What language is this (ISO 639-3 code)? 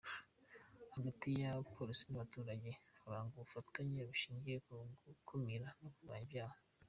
kin